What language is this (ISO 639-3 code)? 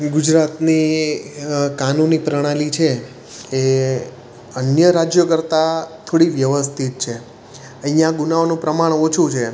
guj